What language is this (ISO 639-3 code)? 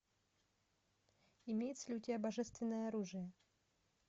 rus